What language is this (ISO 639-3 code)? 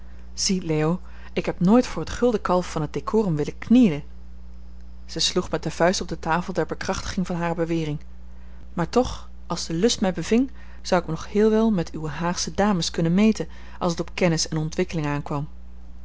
nld